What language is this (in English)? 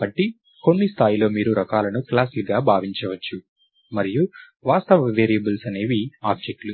Telugu